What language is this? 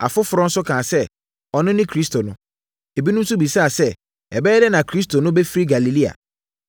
Akan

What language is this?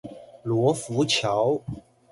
Chinese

